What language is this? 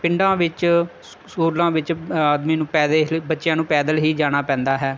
Punjabi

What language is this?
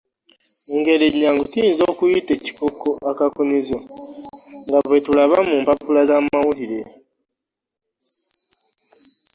Ganda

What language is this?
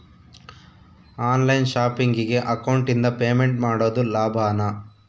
Kannada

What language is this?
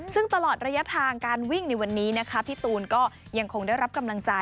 Thai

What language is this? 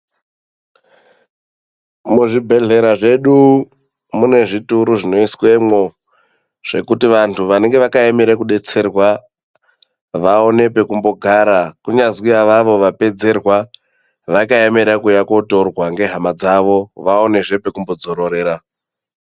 Ndau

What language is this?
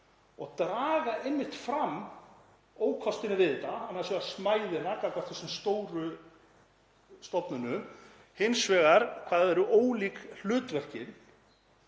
Icelandic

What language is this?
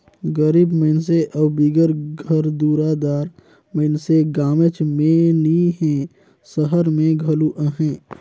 Chhattisgarhi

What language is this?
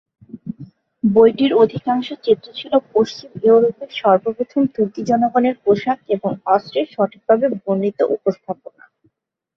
Bangla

